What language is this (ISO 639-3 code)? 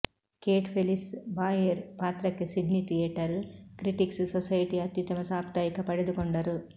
kan